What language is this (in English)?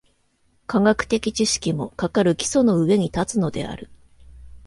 Japanese